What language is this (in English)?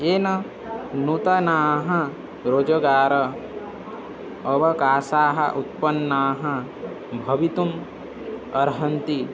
Sanskrit